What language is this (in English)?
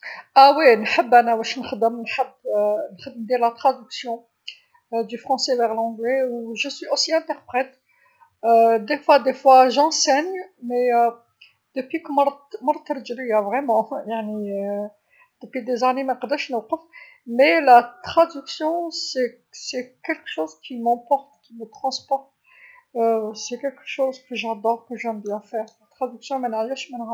Algerian Arabic